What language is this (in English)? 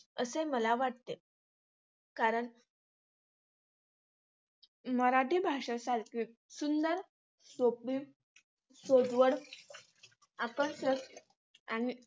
Marathi